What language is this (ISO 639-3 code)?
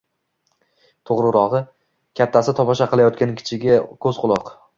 uzb